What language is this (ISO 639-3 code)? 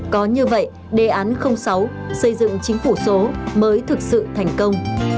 vie